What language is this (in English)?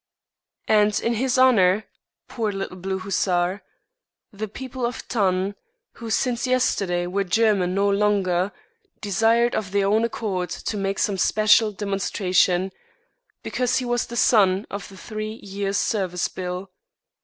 English